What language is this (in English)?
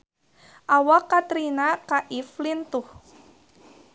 Sundanese